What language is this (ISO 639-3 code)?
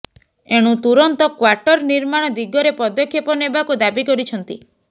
ori